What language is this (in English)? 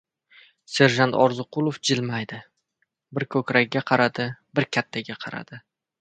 Uzbek